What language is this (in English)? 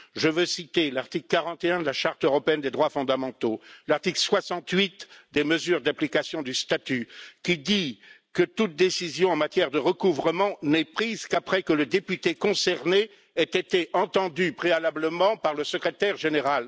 French